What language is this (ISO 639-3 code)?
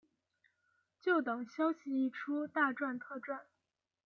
zho